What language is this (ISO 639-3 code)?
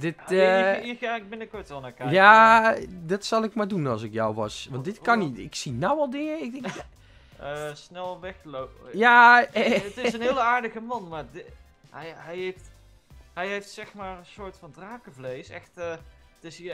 nld